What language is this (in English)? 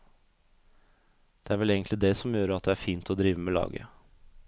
Norwegian